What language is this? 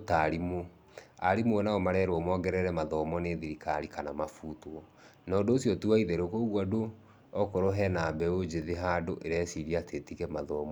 Kikuyu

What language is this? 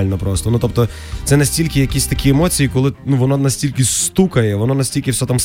Ukrainian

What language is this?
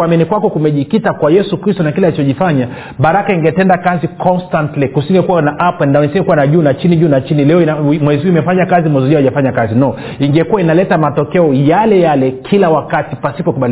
Swahili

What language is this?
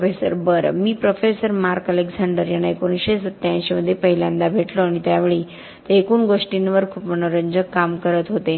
Marathi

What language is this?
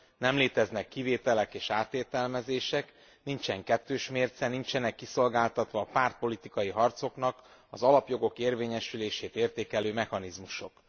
Hungarian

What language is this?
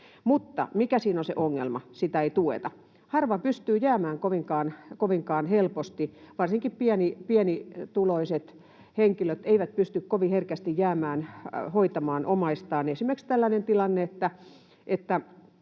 Finnish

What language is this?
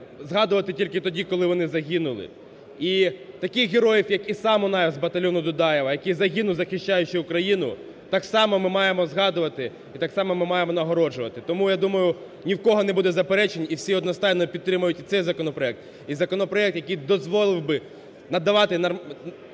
Ukrainian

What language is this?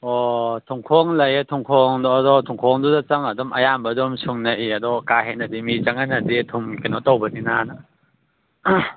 Manipuri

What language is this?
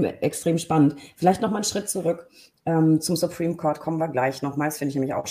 German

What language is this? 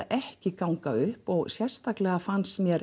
Icelandic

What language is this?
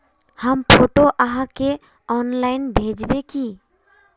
Magahi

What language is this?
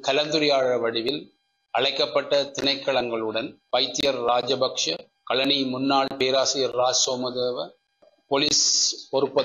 Tamil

